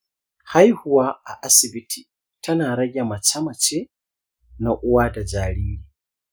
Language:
Hausa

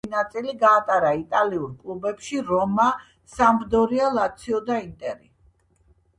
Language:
Georgian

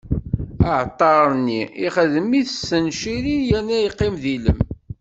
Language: Kabyle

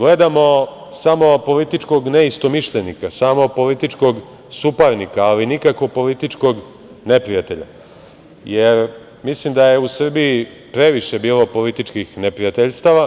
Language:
Serbian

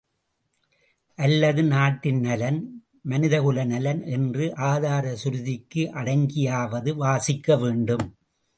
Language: Tamil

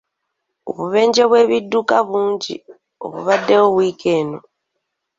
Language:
Ganda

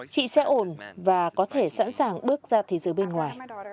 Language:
Vietnamese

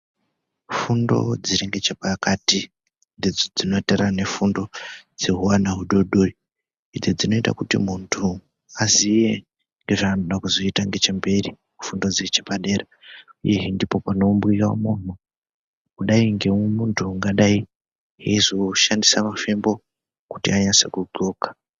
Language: Ndau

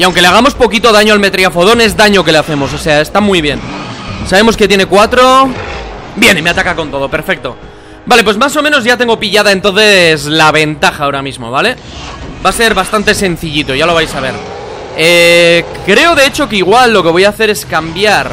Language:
Spanish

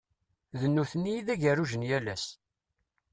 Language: Kabyle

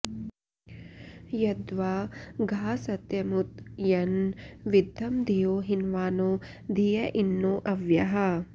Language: Sanskrit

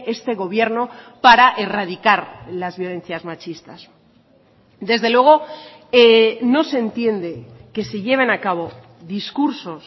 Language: Spanish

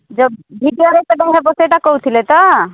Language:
Odia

